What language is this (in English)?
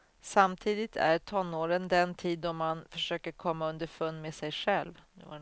Swedish